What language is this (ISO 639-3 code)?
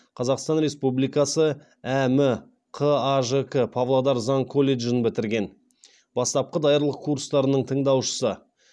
kaz